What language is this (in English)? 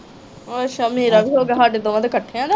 Punjabi